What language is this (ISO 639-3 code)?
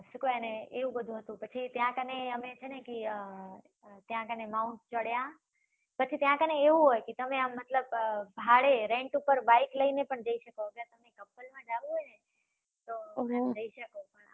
guj